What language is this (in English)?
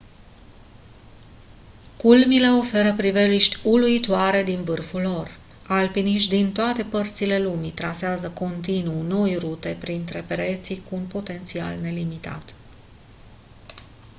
Romanian